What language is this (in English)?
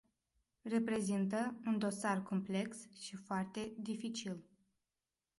Romanian